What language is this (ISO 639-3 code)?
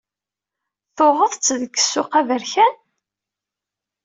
kab